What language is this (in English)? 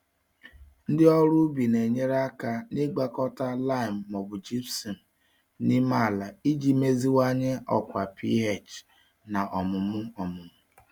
Igbo